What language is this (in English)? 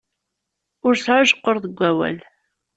Kabyle